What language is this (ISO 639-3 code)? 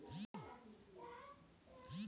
bho